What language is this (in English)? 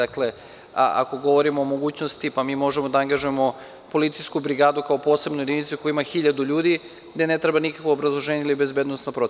Serbian